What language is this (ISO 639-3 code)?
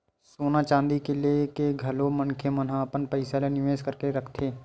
hne